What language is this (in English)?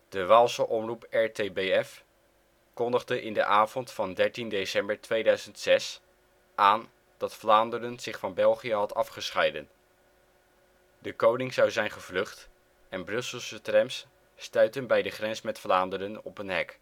Dutch